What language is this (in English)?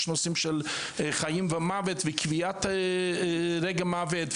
Hebrew